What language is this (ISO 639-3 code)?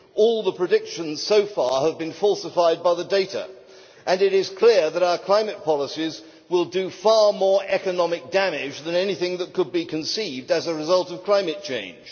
eng